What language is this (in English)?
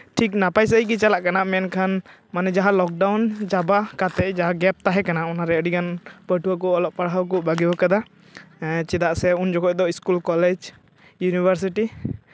Santali